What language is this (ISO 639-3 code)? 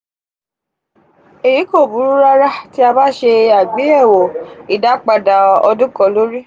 yor